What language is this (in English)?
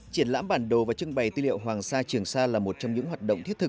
Vietnamese